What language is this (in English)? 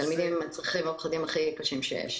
Hebrew